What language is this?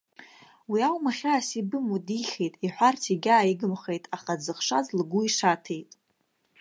Abkhazian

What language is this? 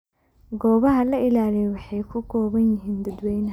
Somali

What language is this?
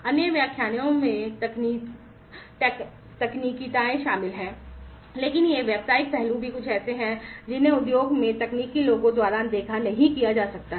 Hindi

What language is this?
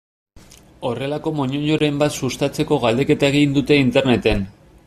Basque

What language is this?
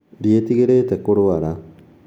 Kikuyu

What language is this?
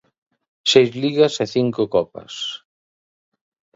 Galician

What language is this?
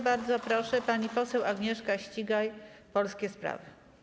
Polish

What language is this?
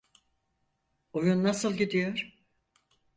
Turkish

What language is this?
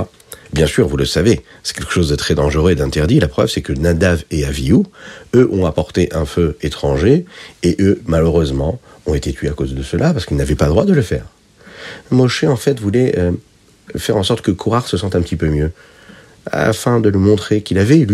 French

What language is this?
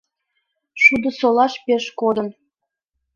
Mari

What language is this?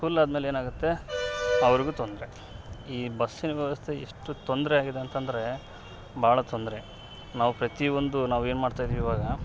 Kannada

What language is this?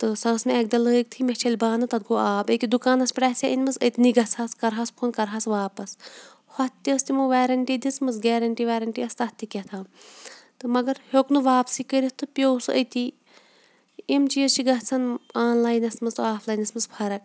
Kashmiri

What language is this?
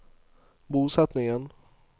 Norwegian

